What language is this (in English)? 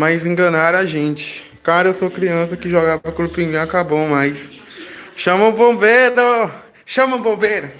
Portuguese